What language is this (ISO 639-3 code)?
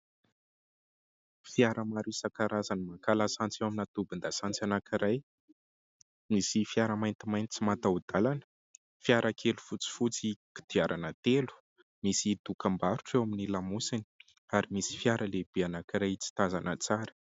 mlg